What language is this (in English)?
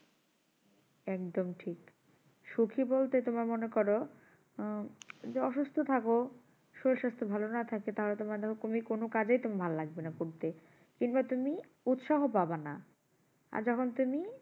Bangla